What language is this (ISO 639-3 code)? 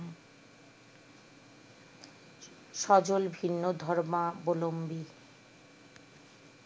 ben